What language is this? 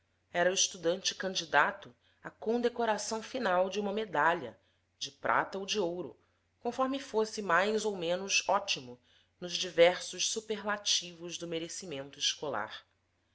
Portuguese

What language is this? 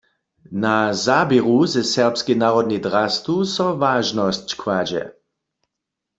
Upper Sorbian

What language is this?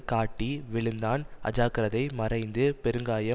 Tamil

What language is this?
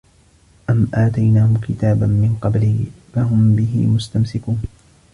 Arabic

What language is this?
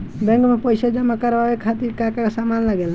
Bhojpuri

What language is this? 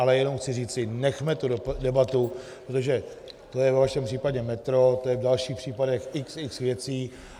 Czech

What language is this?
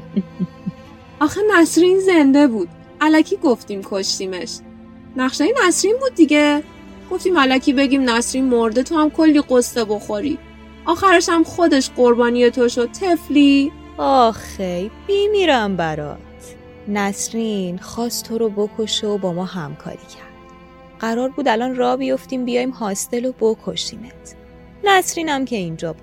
Persian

